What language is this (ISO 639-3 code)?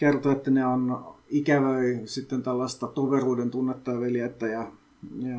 fin